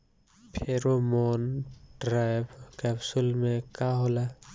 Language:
Bhojpuri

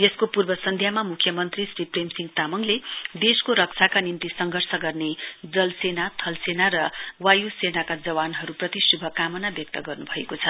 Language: Nepali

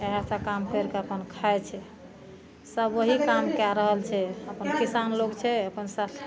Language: Maithili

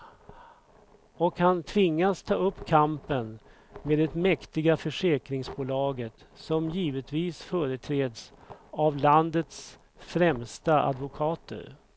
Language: Swedish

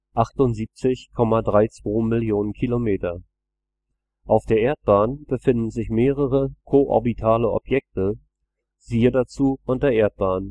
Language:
German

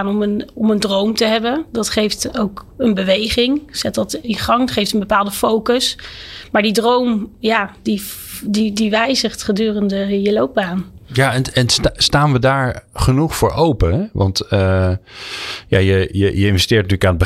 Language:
Dutch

